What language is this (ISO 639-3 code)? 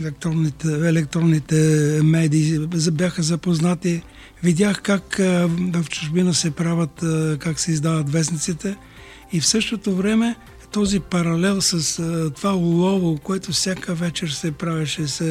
bul